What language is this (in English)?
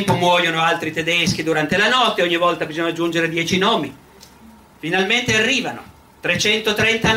Italian